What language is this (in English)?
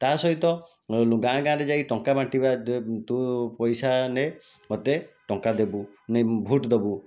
Odia